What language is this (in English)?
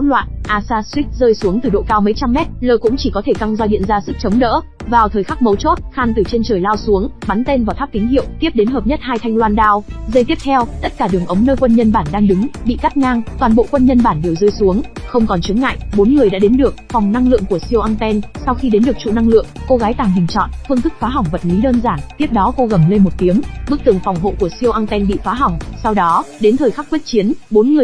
Vietnamese